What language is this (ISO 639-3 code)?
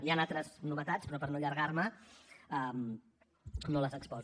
cat